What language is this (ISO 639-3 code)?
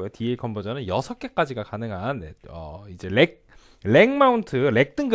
kor